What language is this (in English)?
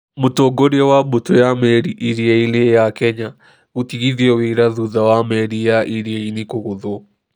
Kikuyu